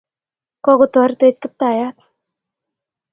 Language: Kalenjin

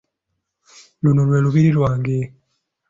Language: Ganda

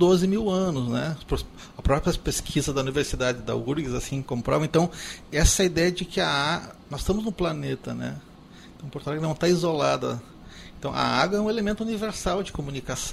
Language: Portuguese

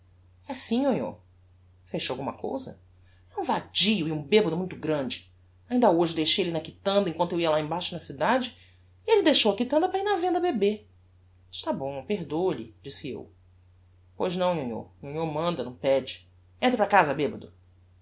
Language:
Portuguese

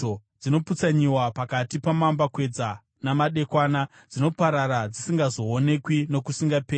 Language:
Shona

